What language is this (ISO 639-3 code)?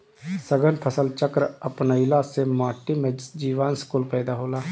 bho